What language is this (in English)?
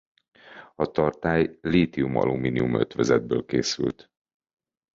Hungarian